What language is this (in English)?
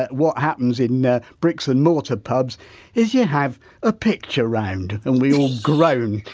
English